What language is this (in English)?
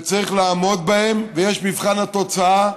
Hebrew